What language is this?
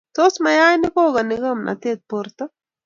Kalenjin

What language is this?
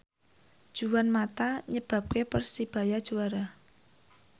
Javanese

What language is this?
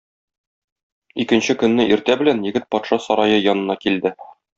Tatar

